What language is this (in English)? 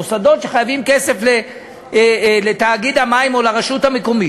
Hebrew